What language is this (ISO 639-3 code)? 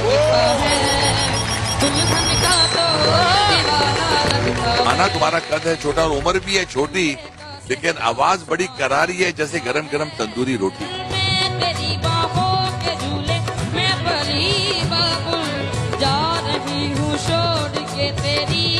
hin